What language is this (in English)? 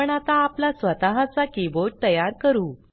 Marathi